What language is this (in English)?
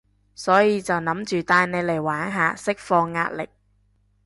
Cantonese